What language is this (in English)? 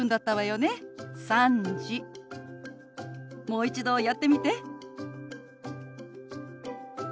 Japanese